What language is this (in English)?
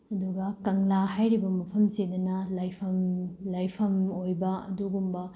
Manipuri